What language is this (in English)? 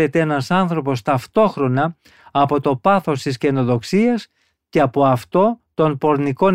Greek